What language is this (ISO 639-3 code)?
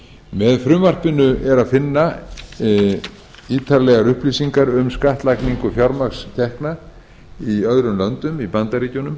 isl